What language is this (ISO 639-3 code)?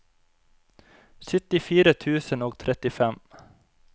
nor